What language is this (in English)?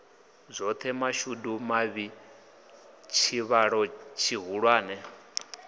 Venda